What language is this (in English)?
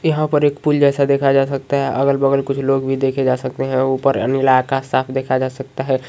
Magahi